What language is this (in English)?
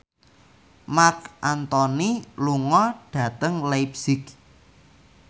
Javanese